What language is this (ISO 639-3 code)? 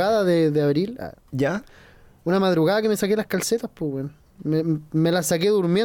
spa